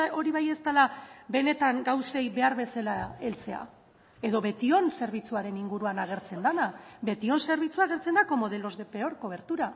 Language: Basque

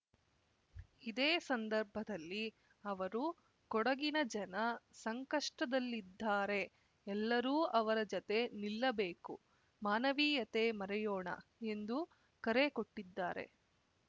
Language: Kannada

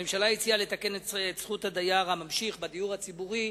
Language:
Hebrew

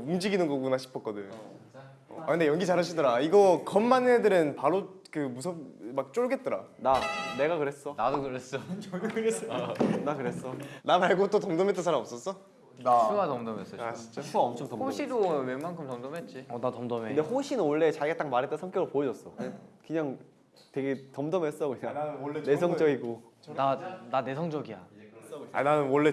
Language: Korean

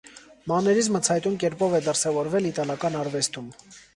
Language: Armenian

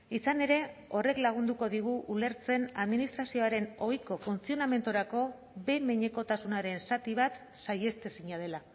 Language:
Basque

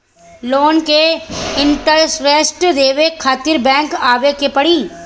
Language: Bhojpuri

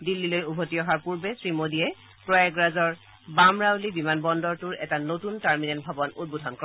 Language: Assamese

